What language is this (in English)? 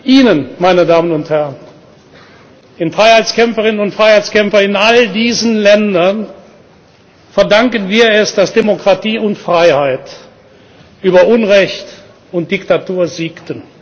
German